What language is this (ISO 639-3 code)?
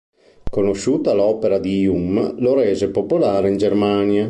ita